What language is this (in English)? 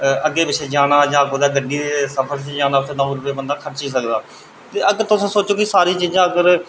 Dogri